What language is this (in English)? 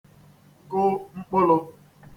Igbo